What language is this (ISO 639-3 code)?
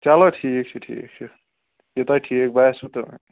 kas